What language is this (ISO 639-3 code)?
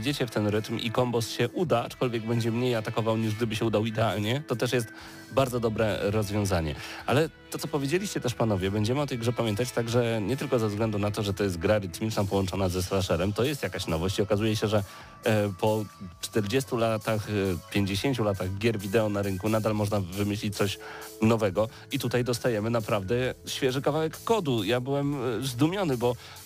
pol